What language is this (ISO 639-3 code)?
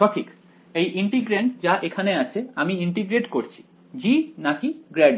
ben